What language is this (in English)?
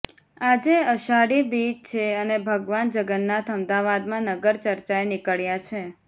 Gujarati